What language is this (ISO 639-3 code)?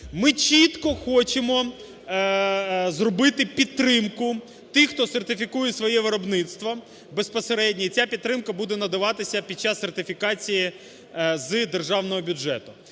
ukr